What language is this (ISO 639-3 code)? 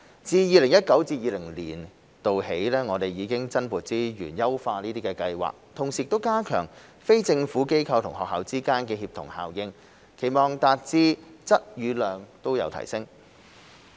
yue